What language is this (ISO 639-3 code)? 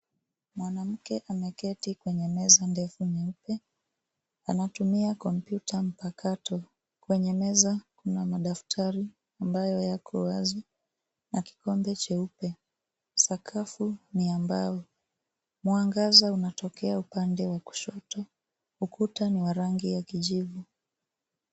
swa